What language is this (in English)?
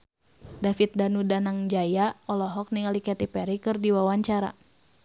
Sundanese